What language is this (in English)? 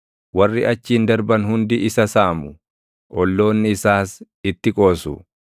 Oromo